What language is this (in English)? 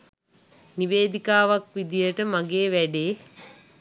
Sinhala